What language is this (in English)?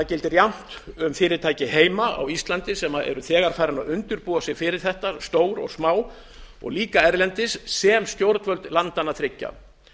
Icelandic